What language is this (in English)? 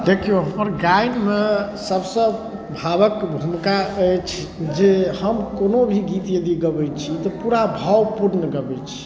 Maithili